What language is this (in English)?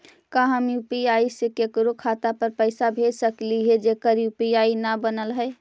Magahi